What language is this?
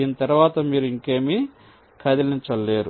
Telugu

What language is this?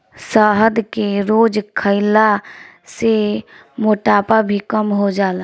Bhojpuri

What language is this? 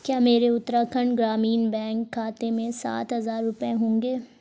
Urdu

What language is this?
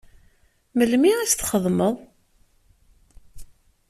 Kabyle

